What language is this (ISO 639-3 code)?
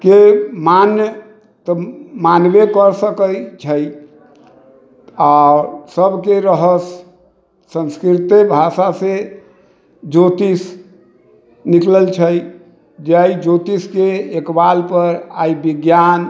mai